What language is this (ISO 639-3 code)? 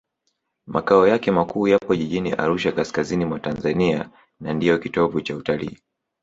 swa